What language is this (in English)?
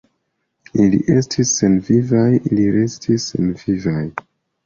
Esperanto